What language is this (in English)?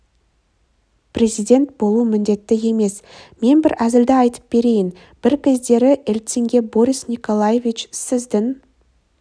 Kazakh